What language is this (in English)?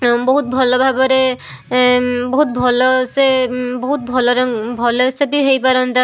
Odia